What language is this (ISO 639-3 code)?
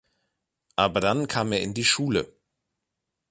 deu